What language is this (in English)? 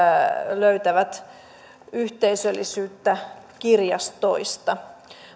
Finnish